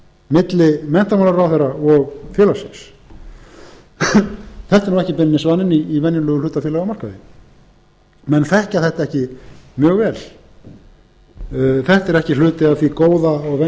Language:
Icelandic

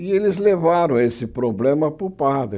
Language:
Portuguese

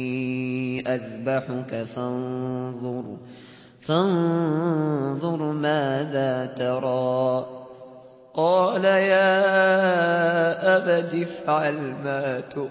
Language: Arabic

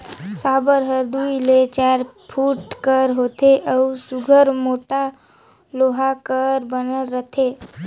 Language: Chhattisgarhi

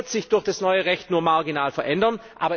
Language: German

